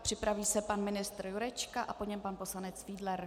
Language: Czech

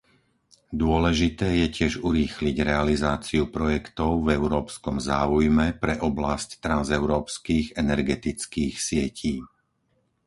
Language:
Slovak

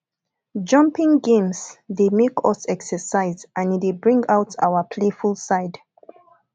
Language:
Nigerian Pidgin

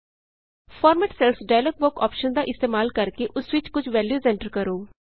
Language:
Punjabi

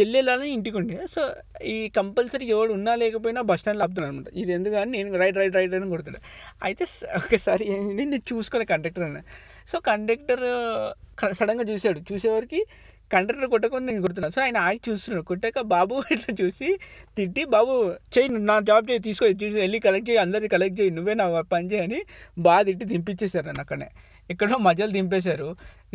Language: Telugu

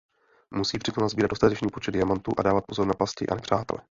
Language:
Czech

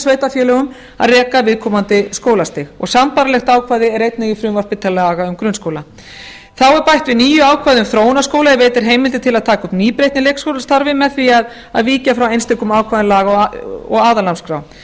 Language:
Icelandic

